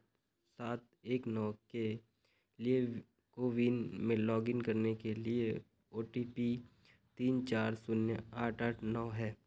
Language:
Hindi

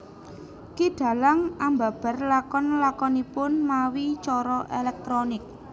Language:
Javanese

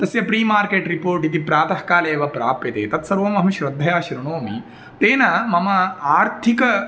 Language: Sanskrit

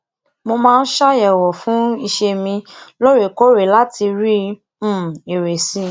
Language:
Yoruba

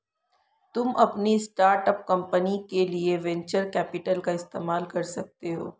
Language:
Hindi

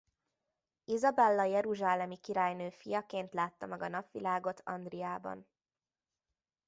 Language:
Hungarian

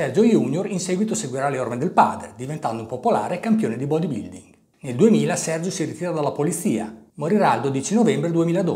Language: Italian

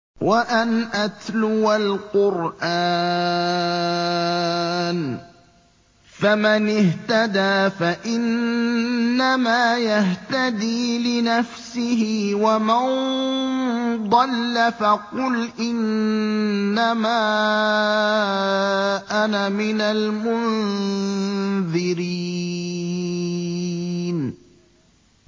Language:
Arabic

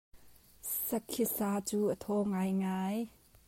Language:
Hakha Chin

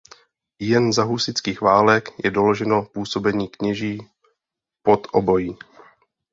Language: Czech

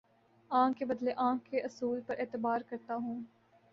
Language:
Urdu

